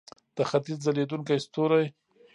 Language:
Pashto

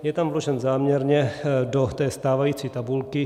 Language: Czech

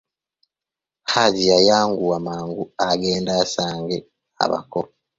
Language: Ganda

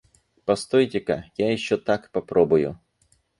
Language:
Russian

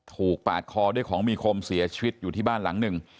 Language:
Thai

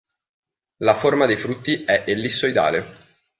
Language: Italian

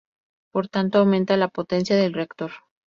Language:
Spanish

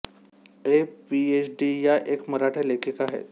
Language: Marathi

